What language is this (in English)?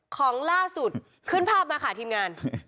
Thai